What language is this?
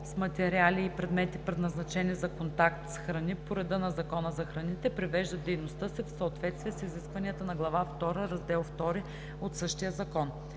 Bulgarian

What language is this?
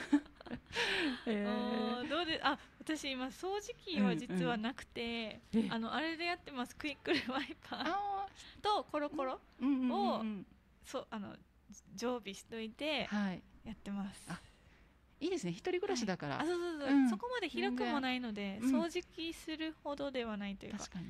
Japanese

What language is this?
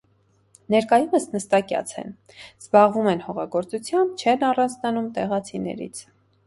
Armenian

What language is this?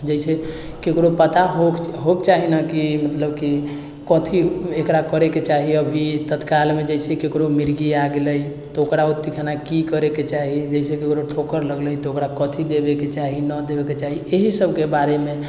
Maithili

